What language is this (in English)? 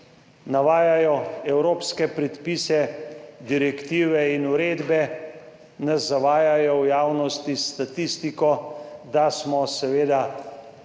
Slovenian